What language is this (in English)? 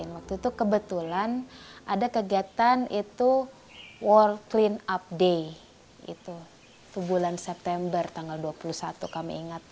Indonesian